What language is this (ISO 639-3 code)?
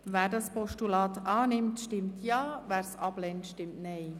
gsw